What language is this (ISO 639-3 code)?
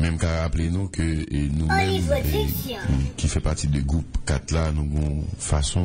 fra